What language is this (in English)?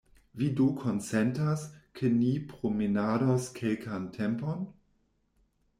Esperanto